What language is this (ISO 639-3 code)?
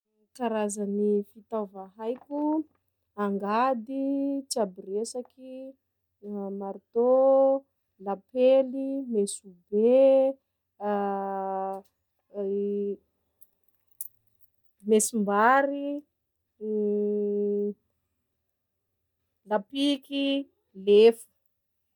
skg